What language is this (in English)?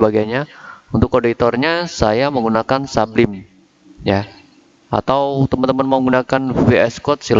Indonesian